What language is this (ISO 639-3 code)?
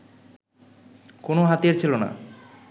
ben